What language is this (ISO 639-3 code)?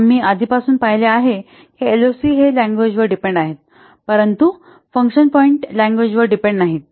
mar